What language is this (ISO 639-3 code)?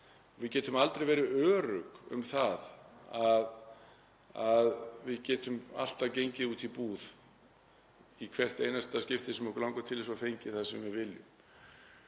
isl